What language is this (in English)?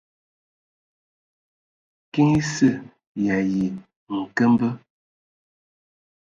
Ewondo